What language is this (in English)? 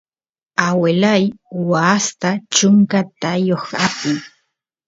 Santiago del Estero Quichua